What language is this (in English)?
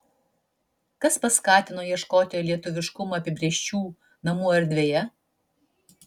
Lithuanian